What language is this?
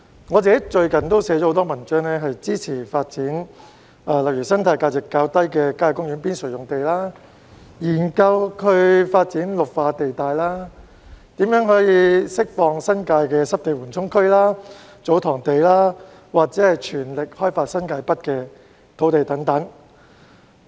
Cantonese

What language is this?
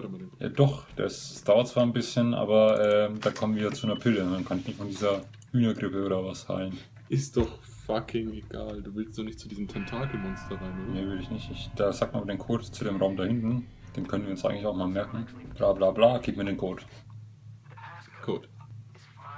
German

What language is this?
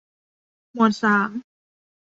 Thai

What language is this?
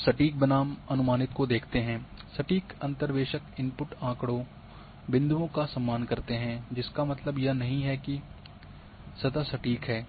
Hindi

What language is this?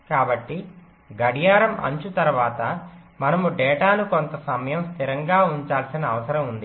Telugu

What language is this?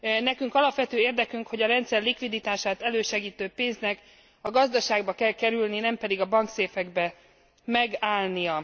Hungarian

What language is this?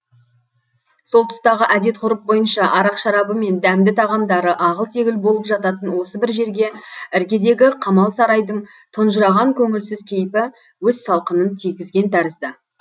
Kazakh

